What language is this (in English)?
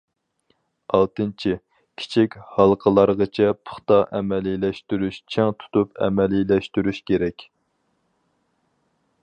Uyghur